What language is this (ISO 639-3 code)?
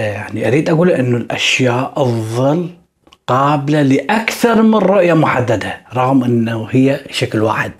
ara